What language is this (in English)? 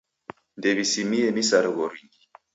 Taita